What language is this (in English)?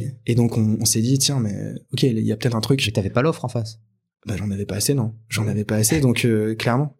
French